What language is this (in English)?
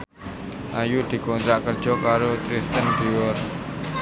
Javanese